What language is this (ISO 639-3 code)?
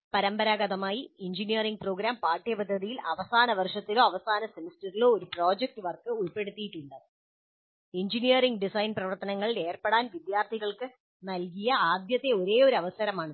mal